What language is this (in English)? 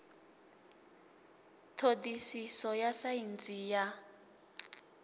Venda